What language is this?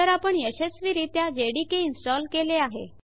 Marathi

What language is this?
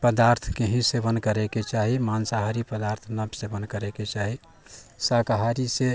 Maithili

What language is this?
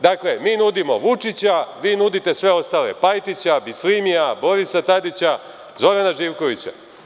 Serbian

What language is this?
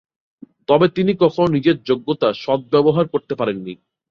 Bangla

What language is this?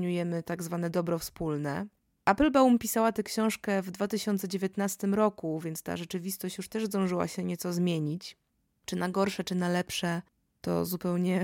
Polish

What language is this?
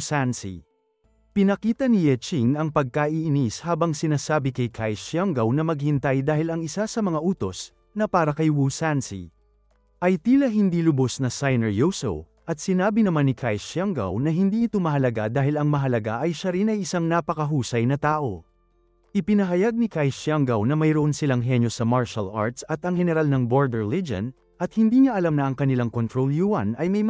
Filipino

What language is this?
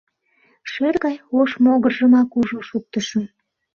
Mari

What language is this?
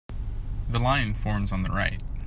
English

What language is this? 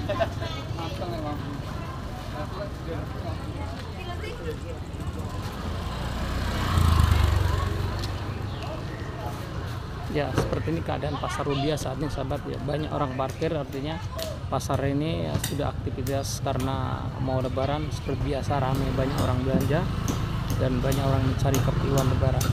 Indonesian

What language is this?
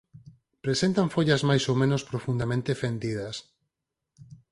Galician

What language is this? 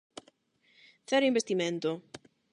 Galician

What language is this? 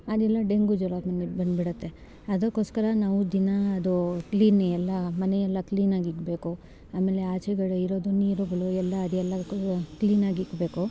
Kannada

